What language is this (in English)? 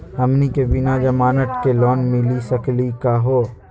Magahi